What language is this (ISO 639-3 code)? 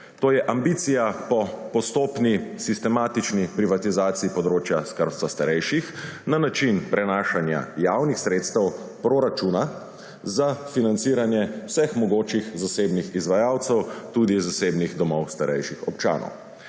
slv